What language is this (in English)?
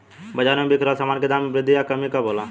Bhojpuri